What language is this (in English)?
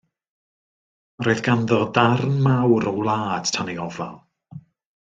Welsh